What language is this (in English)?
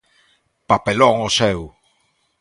Galician